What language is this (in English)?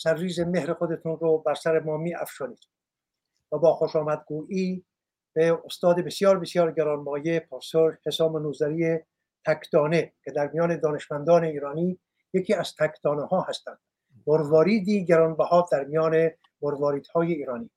Persian